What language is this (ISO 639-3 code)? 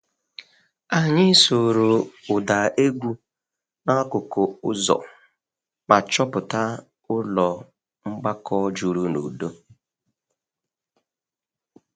ibo